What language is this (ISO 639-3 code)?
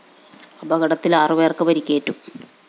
mal